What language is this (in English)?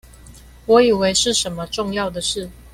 Chinese